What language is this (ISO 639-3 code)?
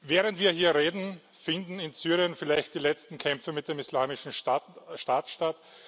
deu